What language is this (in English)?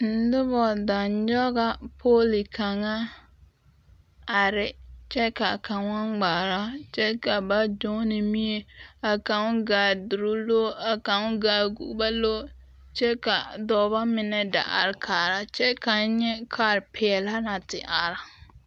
Southern Dagaare